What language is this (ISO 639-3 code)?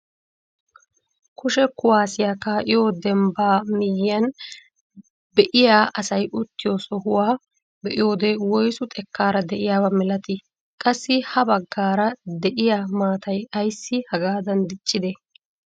wal